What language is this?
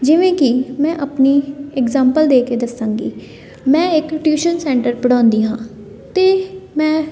Punjabi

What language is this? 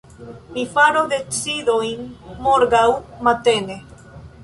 Esperanto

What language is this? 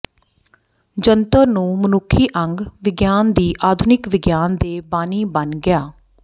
Punjabi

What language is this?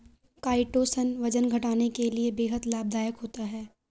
Hindi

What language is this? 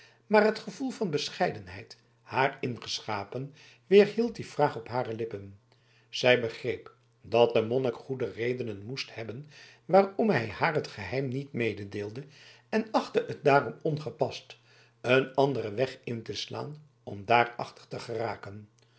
Dutch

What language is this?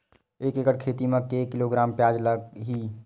Chhattisgarhi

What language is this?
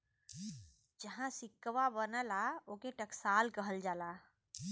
Bhojpuri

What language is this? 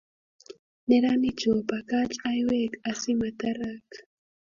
Kalenjin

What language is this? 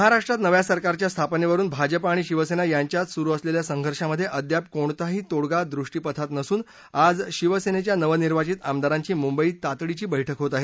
Marathi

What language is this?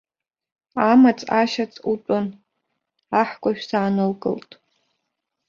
Abkhazian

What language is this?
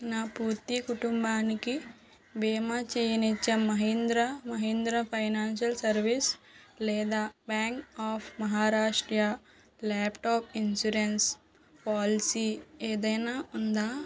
Telugu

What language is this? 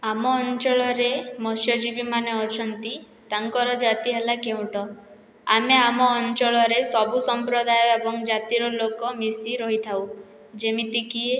Odia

